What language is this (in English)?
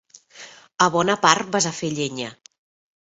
Catalan